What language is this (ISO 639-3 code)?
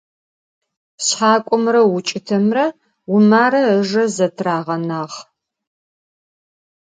ady